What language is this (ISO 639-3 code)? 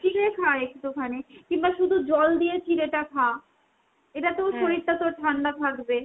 ben